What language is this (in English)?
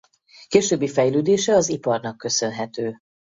Hungarian